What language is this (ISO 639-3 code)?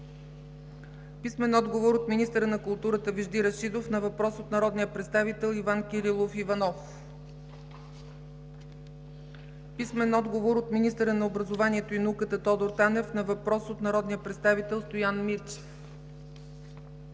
bul